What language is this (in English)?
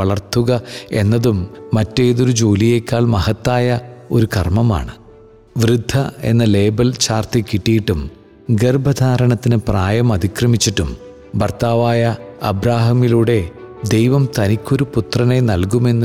Malayalam